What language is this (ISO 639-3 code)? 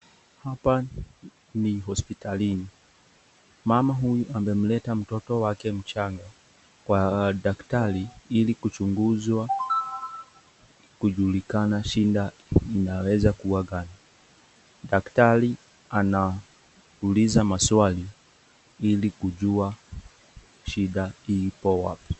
swa